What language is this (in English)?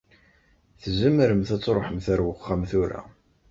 Kabyle